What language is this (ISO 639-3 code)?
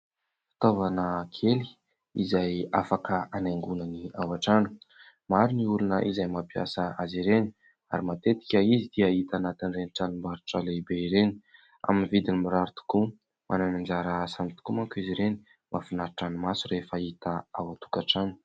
mlg